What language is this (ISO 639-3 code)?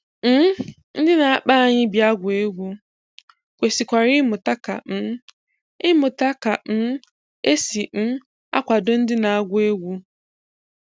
ibo